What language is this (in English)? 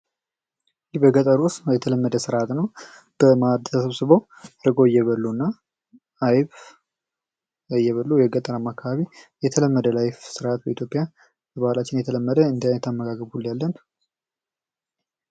Amharic